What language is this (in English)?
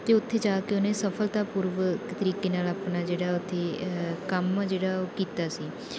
Punjabi